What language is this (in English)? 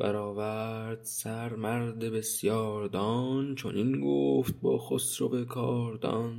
Persian